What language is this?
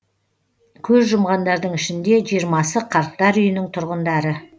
Kazakh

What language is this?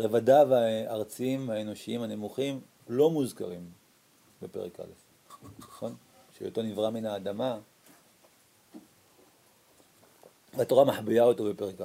Hebrew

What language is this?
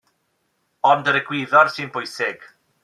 Welsh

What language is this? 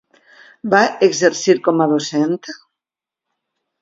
Catalan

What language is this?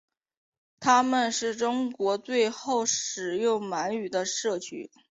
Chinese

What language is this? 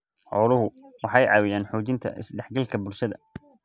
Somali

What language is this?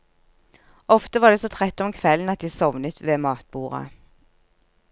Norwegian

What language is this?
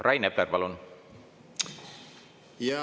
Estonian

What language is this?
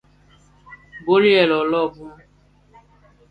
Bafia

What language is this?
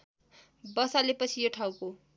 Nepali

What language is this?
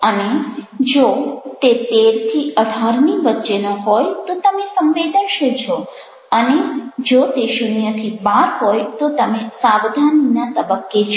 Gujarati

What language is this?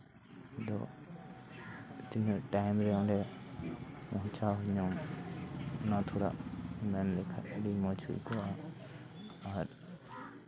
Santali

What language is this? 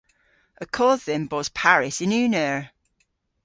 Cornish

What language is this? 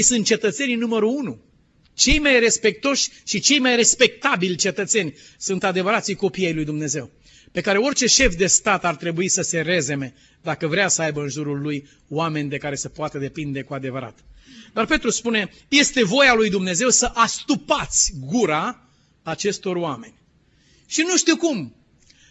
Romanian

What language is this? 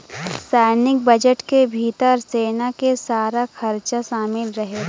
Bhojpuri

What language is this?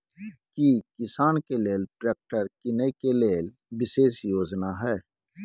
Maithili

